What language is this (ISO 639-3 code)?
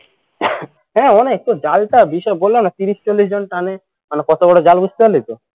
ben